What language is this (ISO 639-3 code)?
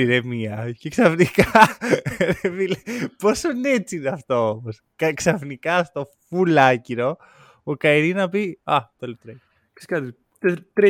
ell